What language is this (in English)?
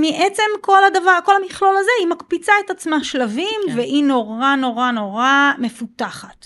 Hebrew